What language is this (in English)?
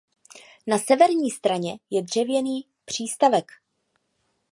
Czech